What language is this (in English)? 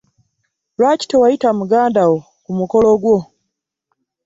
Ganda